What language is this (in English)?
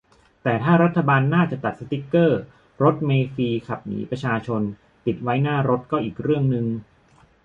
Thai